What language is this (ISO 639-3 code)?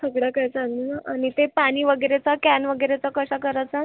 mar